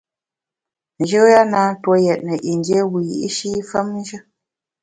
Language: Bamun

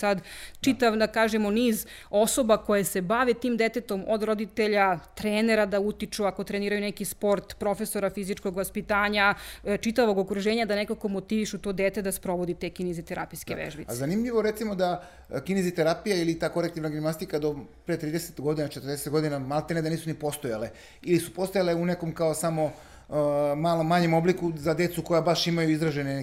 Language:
Croatian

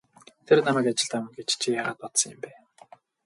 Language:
Mongolian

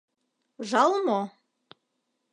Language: Mari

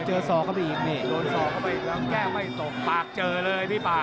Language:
Thai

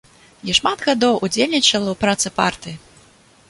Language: Belarusian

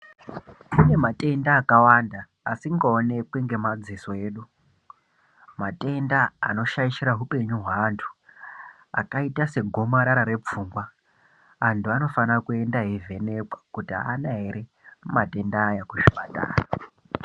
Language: Ndau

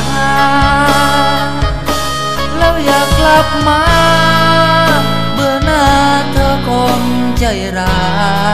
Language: Thai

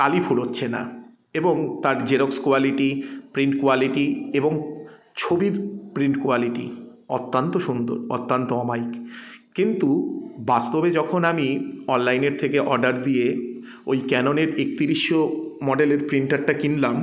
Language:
Bangla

